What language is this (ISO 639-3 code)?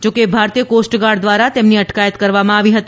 guj